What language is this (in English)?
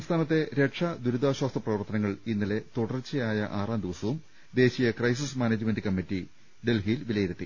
Malayalam